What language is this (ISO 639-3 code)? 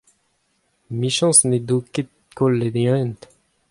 bre